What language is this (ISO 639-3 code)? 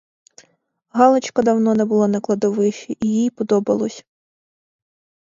ukr